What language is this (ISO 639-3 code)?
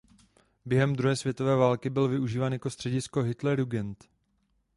ces